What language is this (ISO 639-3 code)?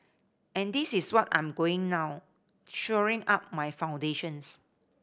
eng